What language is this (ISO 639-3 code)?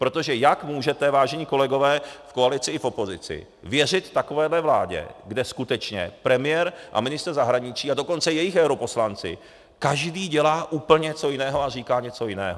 ces